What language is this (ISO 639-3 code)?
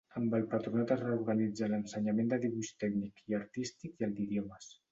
cat